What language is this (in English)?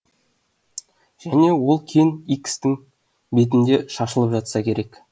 Kazakh